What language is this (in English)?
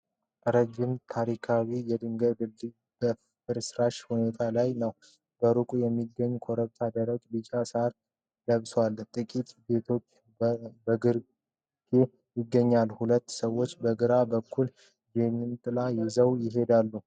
Amharic